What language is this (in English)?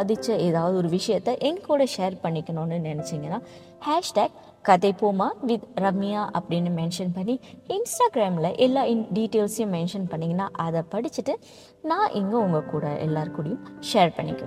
Tamil